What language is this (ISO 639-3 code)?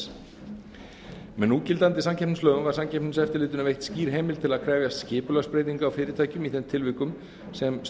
isl